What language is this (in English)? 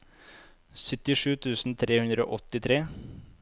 Norwegian